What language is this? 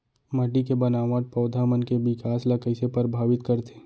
Chhattisgarhi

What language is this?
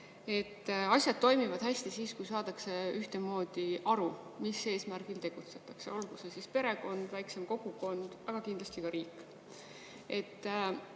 Estonian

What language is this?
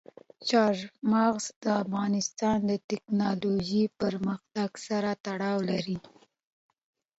Pashto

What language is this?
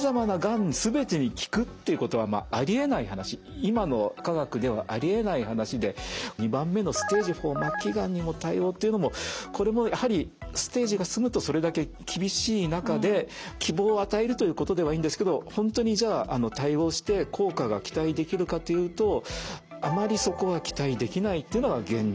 Japanese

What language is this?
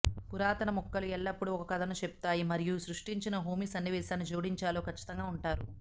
Telugu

